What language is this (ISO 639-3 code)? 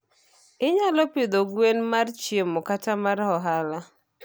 luo